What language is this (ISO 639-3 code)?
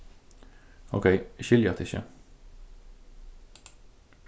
fao